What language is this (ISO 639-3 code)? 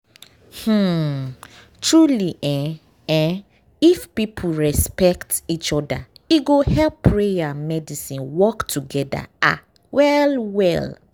pcm